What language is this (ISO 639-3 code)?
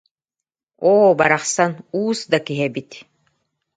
sah